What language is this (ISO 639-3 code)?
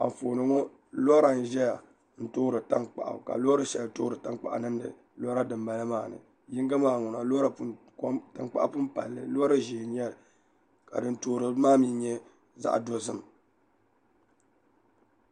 dag